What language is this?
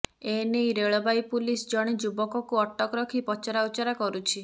Odia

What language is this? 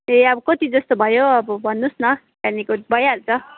Nepali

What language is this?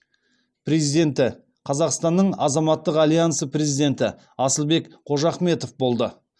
Kazakh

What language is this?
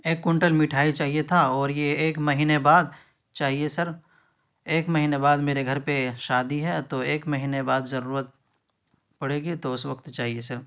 Urdu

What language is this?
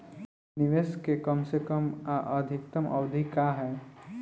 Bhojpuri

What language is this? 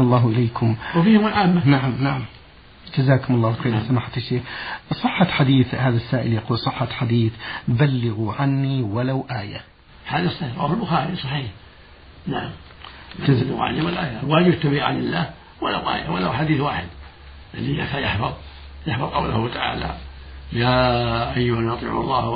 Arabic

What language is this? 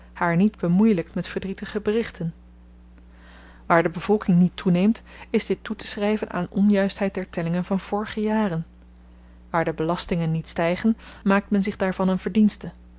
Dutch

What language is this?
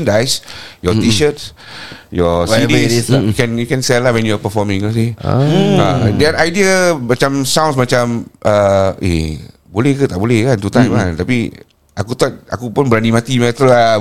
Malay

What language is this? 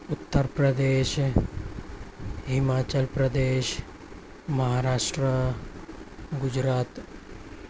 Urdu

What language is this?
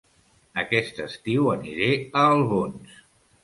Catalan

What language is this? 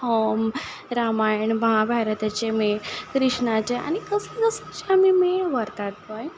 Konkani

